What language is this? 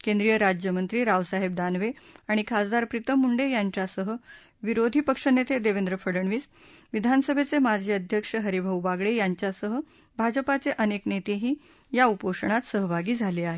Marathi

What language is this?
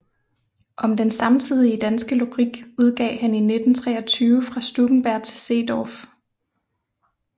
Danish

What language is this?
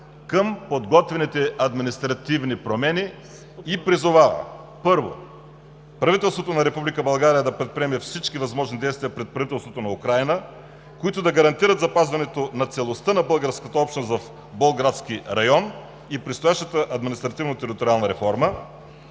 Bulgarian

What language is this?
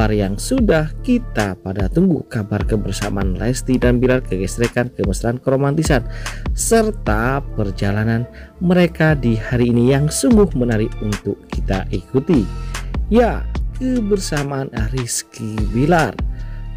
Indonesian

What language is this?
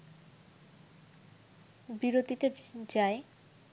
Bangla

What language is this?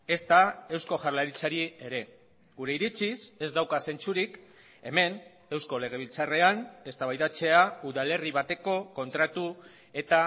Basque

